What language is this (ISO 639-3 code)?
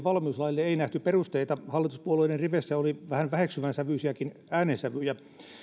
fin